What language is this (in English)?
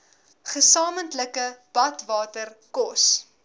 Afrikaans